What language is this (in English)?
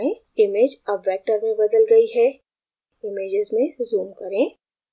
Hindi